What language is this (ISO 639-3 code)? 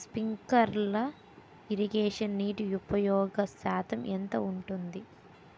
tel